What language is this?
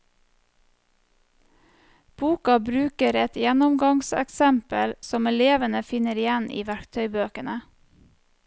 Norwegian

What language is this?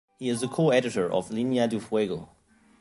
English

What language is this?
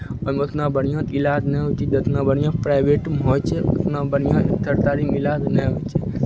Maithili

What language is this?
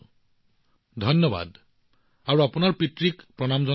Assamese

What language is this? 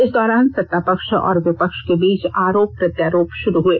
Hindi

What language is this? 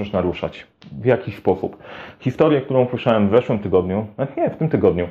Polish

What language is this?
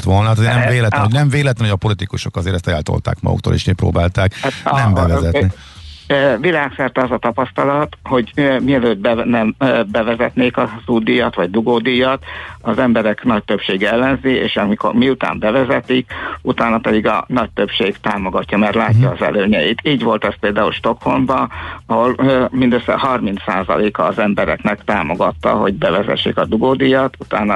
Hungarian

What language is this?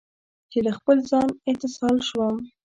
Pashto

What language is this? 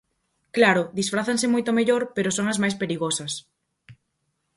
Galician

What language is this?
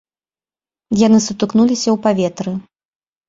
Belarusian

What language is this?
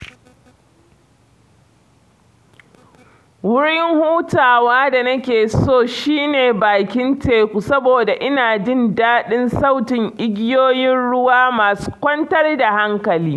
Hausa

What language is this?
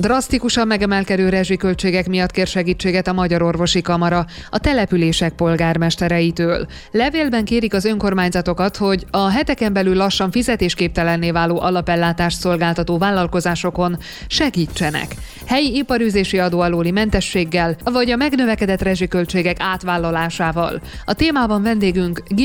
Hungarian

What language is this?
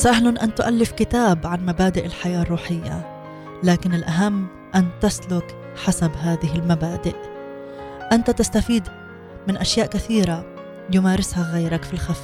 Arabic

